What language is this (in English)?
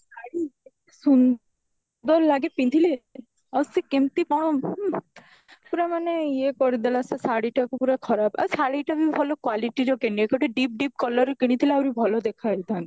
Odia